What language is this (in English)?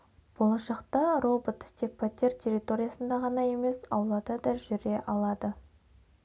Kazakh